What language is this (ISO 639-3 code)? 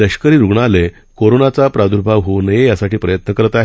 mar